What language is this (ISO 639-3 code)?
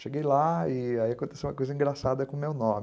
por